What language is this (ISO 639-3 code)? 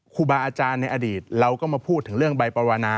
tha